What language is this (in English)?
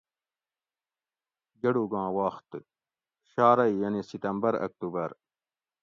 Gawri